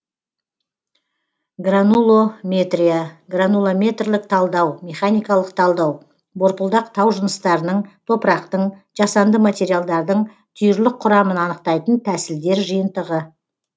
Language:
Kazakh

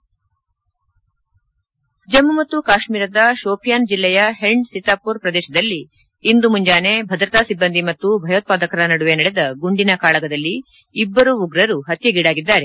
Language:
Kannada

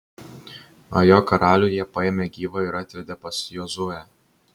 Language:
Lithuanian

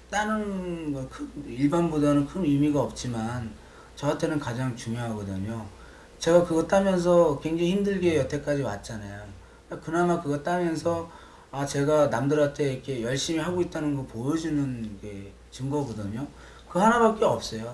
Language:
Korean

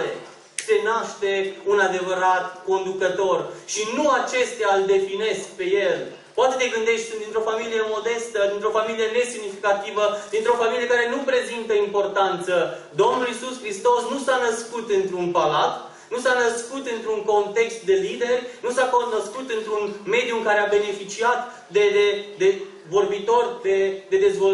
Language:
Romanian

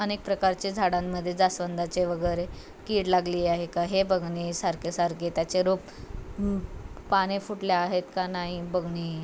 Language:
Marathi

